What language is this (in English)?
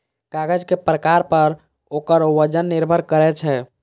Maithili